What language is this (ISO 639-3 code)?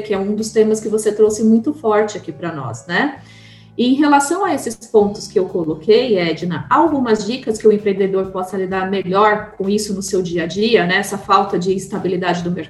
por